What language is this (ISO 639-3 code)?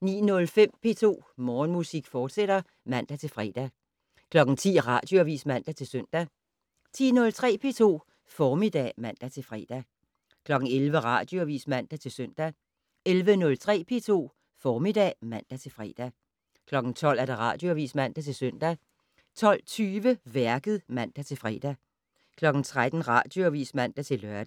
dan